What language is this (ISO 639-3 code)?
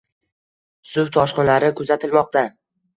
uzb